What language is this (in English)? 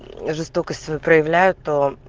Russian